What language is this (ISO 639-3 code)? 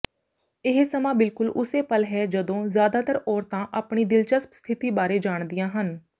pan